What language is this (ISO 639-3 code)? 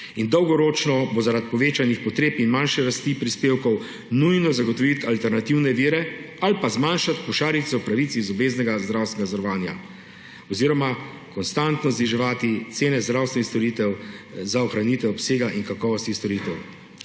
slv